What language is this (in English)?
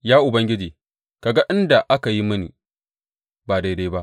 Hausa